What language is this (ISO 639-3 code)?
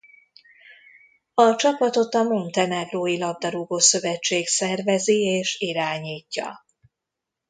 hun